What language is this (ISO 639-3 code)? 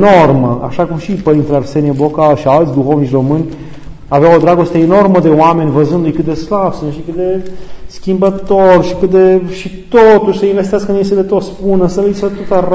ron